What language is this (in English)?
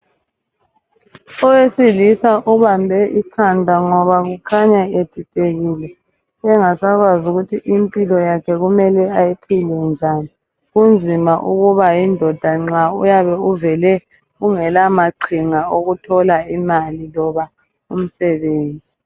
North Ndebele